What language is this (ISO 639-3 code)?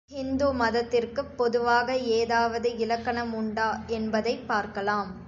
tam